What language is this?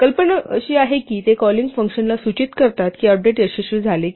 Marathi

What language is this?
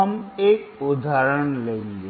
Hindi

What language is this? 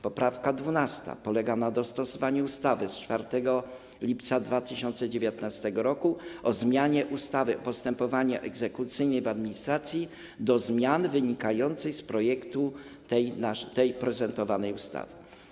Polish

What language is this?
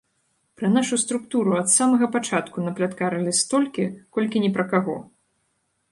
Belarusian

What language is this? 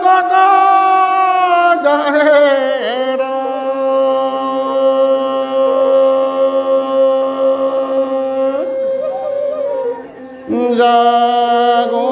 Arabic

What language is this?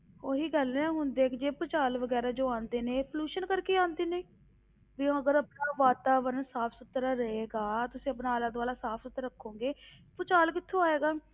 Punjabi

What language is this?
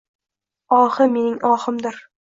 Uzbek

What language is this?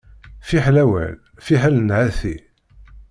Kabyle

